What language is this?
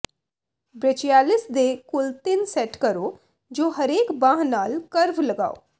Punjabi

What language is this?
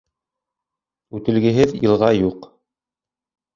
Bashkir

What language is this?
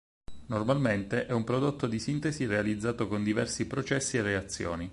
Italian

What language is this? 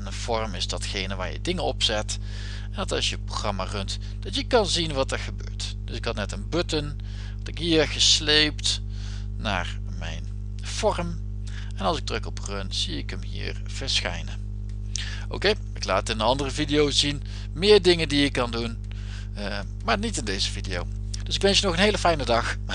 Dutch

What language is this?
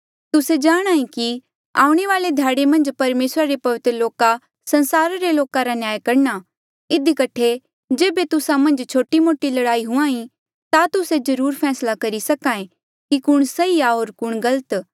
Mandeali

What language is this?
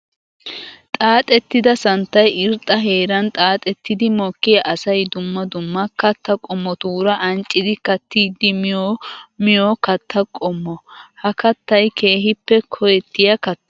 Wolaytta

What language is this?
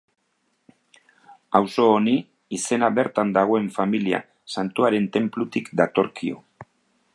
Basque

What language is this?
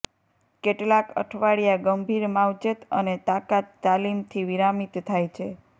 Gujarati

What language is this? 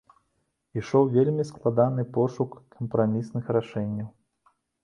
Belarusian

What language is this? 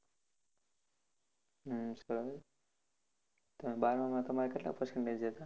Gujarati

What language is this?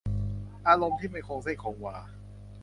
Thai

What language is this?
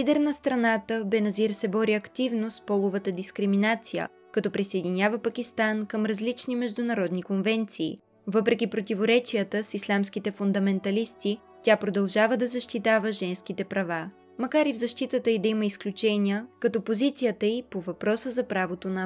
Bulgarian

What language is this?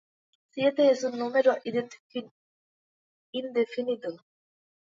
Spanish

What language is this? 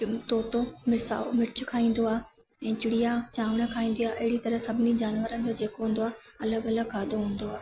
Sindhi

